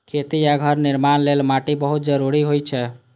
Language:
Maithili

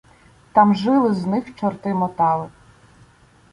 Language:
Ukrainian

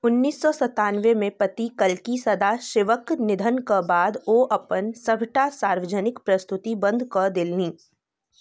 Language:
Maithili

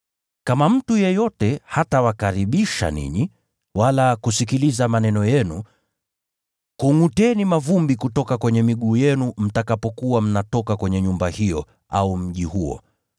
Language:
Swahili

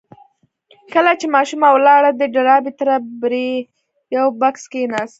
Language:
Pashto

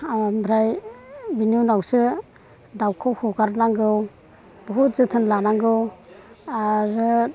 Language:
Bodo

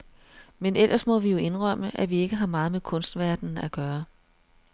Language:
Danish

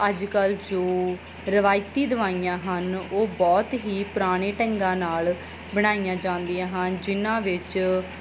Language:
Punjabi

